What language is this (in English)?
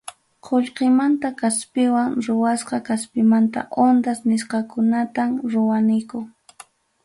Ayacucho Quechua